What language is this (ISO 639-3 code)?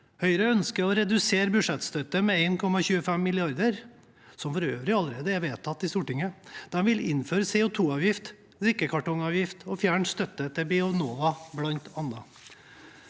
nor